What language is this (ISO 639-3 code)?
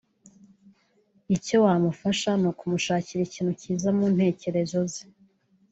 kin